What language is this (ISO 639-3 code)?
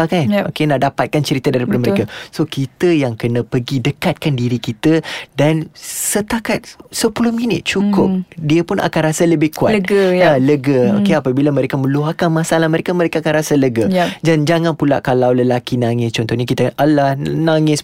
msa